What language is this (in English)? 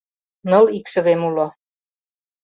Mari